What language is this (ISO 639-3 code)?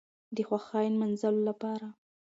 pus